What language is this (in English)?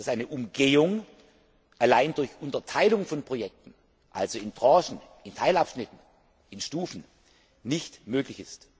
German